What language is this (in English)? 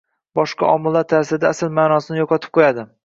Uzbek